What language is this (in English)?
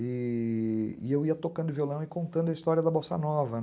Portuguese